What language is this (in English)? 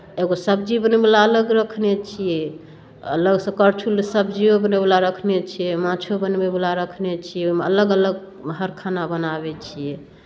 Maithili